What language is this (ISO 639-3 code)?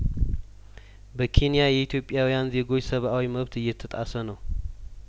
amh